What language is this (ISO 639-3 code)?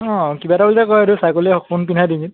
asm